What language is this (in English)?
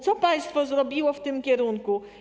Polish